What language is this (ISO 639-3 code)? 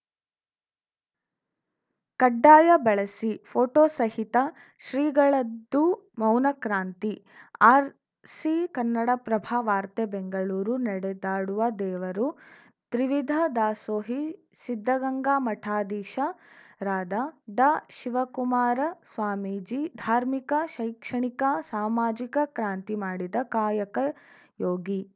kan